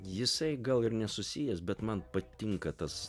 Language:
Lithuanian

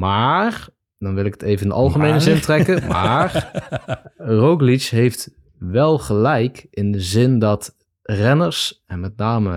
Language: Dutch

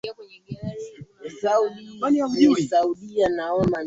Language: Swahili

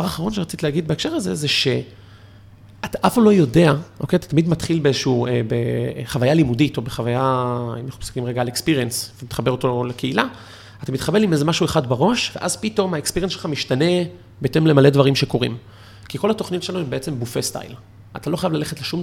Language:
Hebrew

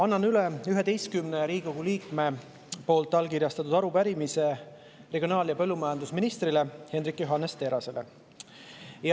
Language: Estonian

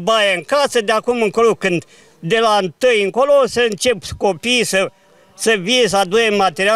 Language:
Romanian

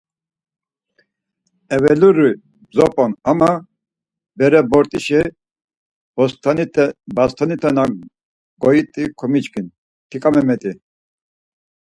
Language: Laz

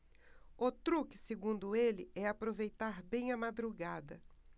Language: Portuguese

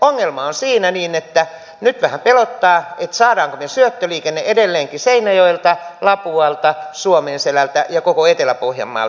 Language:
Finnish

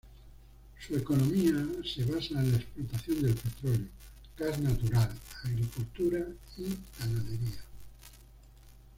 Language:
Spanish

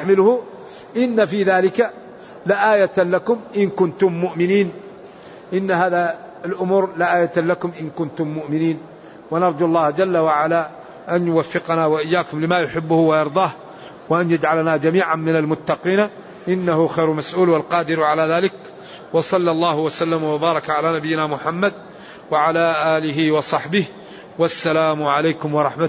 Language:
Arabic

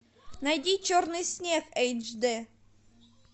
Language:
Russian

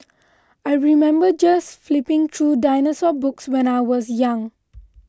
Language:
English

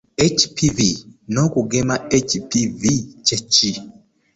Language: Ganda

